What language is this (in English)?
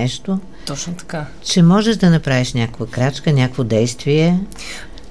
Bulgarian